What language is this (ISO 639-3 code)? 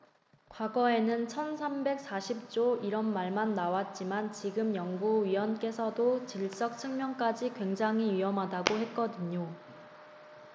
kor